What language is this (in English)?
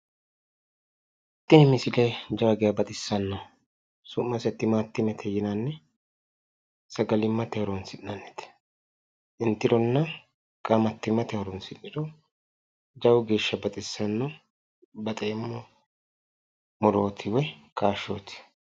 Sidamo